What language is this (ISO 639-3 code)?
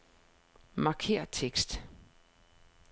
dan